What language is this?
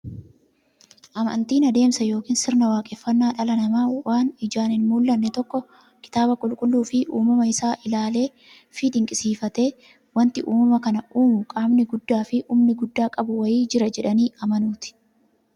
Oromo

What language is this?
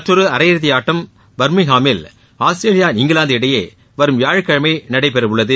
Tamil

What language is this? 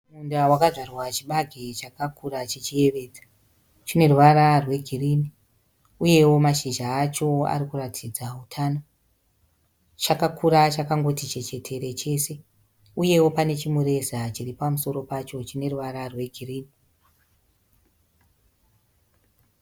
Shona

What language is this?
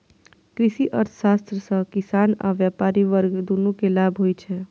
Maithili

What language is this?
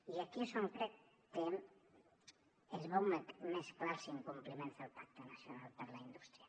Catalan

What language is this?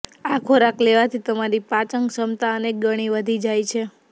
Gujarati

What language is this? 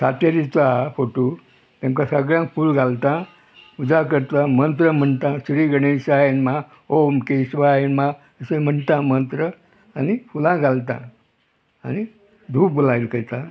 Konkani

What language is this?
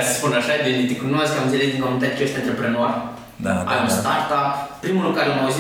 Romanian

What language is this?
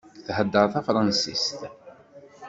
Kabyle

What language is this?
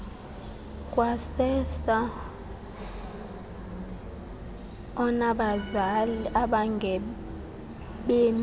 Xhosa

